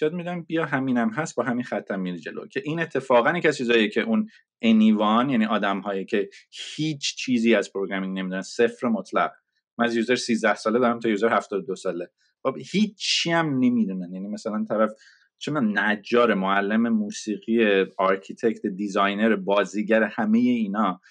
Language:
Persian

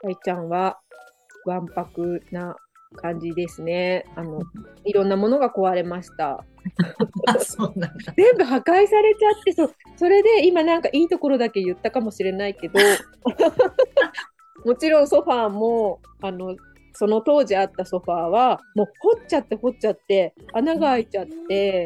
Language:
Japanese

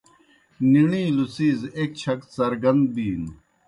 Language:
Kohistani Shina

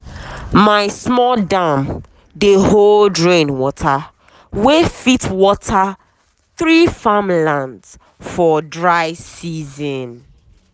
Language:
Nigerian Pidgin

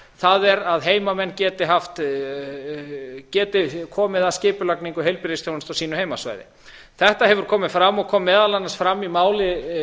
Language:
Icelandic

